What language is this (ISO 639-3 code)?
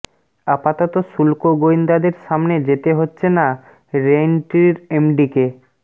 ben